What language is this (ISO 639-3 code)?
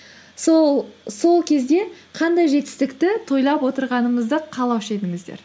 kaz